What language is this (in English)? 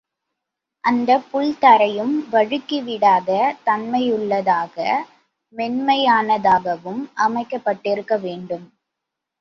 Tamil